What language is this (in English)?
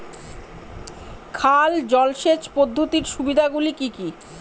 Bangla